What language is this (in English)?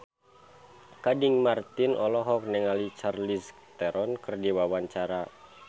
Sundanese